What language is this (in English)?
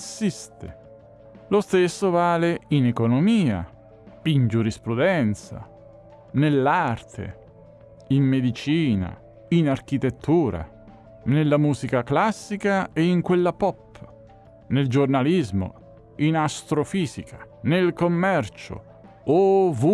Italian